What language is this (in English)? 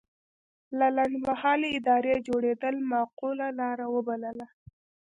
Pashto